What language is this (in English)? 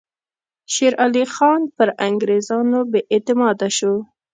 Pashto